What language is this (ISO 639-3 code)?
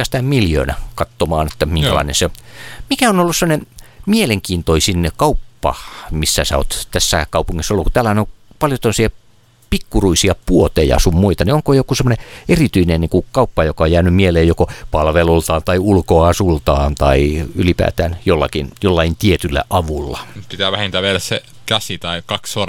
fin